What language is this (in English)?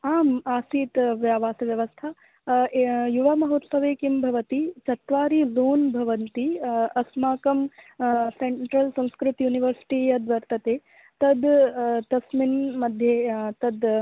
Sanskrit